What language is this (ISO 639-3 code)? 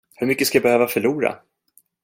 swe